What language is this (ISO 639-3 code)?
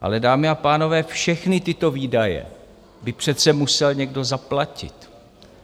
ces